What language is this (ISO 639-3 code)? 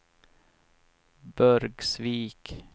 swe